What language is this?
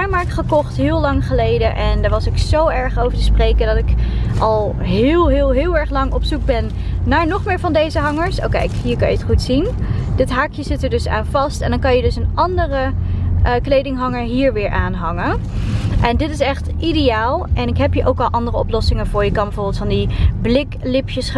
Dutch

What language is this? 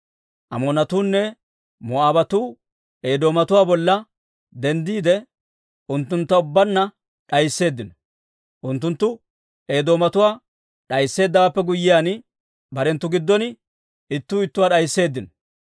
Dawro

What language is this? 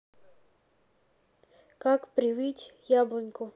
Russian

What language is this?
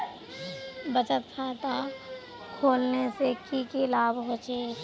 Magahi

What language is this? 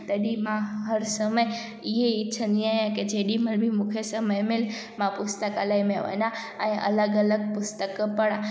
Sindhi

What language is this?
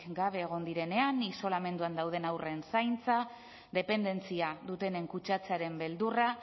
Basque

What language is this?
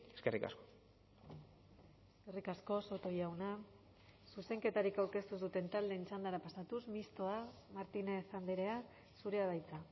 Basque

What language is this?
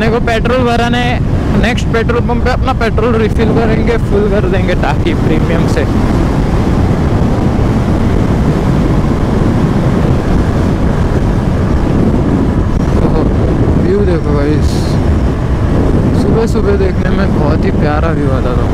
Hindi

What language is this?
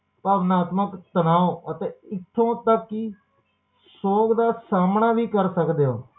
Punjabi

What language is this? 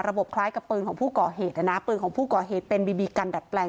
Thai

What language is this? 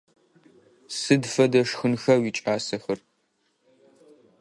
Adyghe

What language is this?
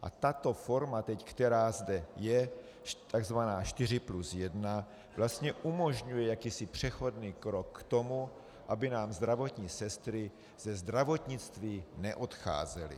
Czech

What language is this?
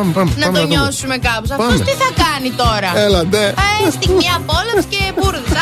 Greek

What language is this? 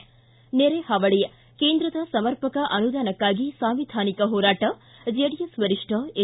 Kannada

